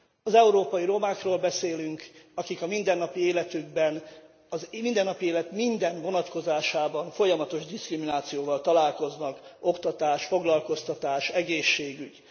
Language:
Hungarian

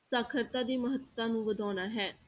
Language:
Punjabi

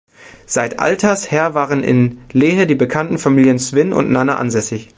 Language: German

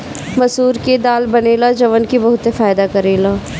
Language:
Bhojpuri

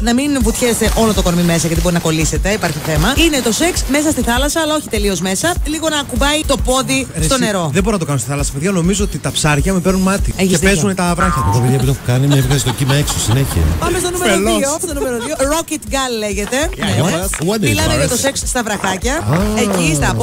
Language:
Greek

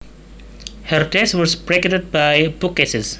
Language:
Javanese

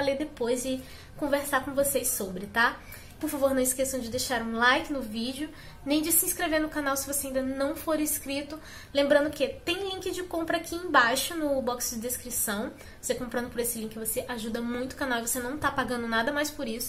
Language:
Portuguese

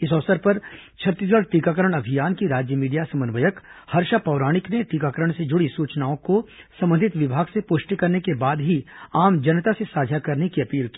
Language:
Hindi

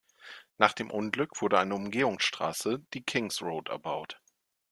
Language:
German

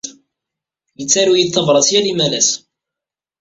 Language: Kabyle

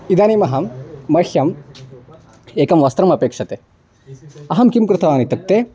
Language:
Sanskrit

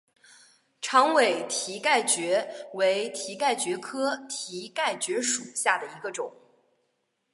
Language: Chinese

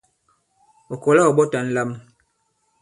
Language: Bankon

